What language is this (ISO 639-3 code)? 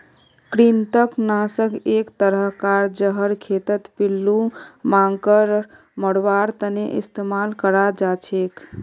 mag